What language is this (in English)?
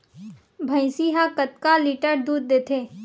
Chhattisgarhi